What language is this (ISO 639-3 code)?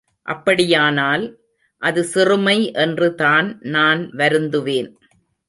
tam